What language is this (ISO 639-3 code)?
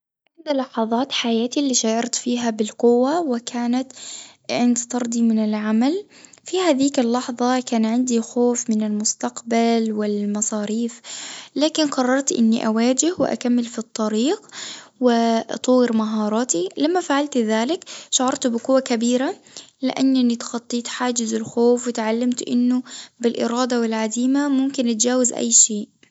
aeb